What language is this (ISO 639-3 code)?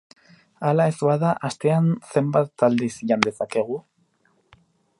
eus